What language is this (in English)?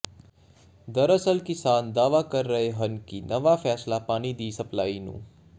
Punjabi